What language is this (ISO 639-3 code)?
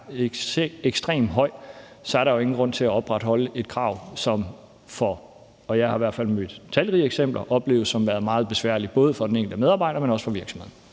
dan